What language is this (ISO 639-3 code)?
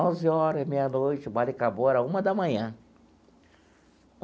por